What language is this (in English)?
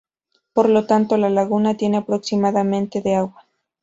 Spanish